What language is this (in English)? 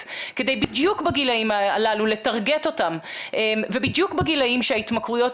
Hebrew